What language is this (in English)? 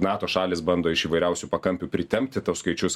Lithuanian